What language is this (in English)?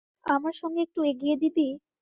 Bangla